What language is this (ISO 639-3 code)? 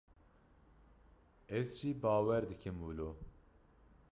kur